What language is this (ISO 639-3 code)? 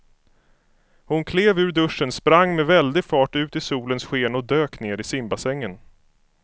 swe